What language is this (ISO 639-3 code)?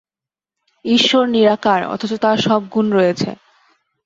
ben